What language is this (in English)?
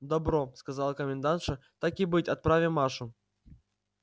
Russian